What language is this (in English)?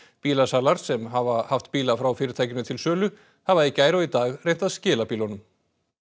Icelandic